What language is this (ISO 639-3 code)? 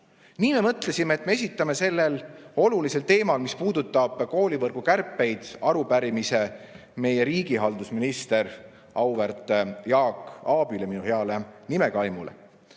est